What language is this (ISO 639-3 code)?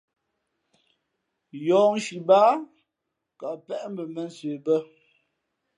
fmp